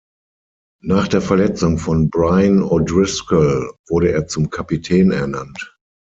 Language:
German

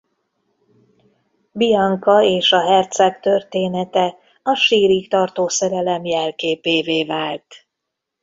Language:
Hungarian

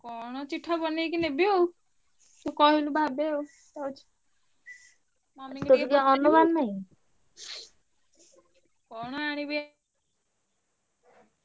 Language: Odia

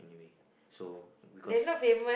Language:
English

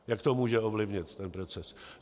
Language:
Czech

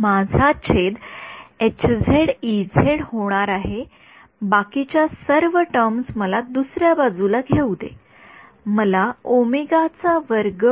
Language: Marathi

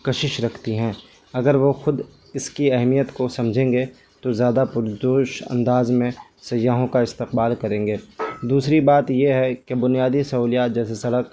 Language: Urdu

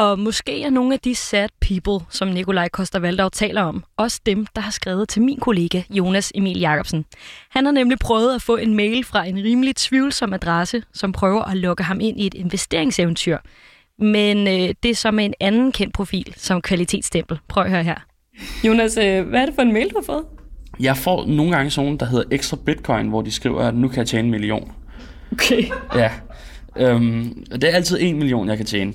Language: Danish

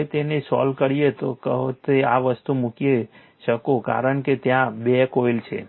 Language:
Gujarati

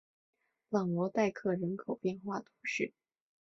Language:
Chinese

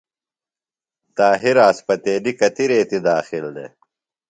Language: Phalura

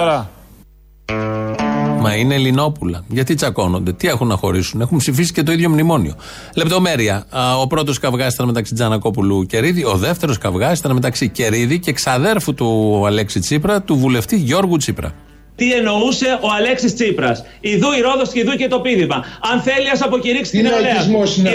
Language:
Greek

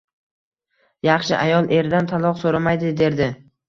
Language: Uzbek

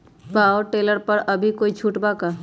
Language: Magahi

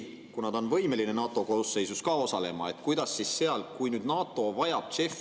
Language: Estonian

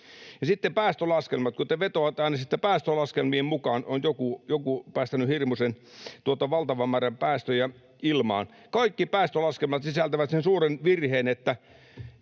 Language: Finnish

